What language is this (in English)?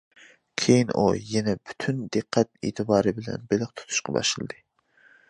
Uyghur